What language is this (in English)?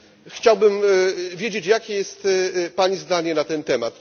Polish